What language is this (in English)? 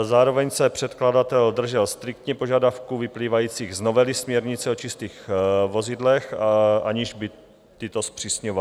Czech